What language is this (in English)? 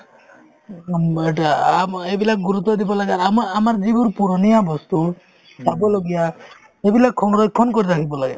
Assamese